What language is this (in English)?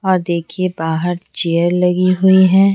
Hindi